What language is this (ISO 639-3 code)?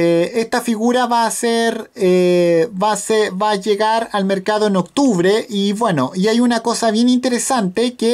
spa